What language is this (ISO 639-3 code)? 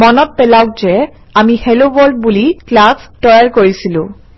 asm